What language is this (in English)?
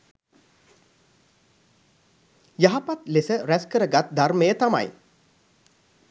Sinhala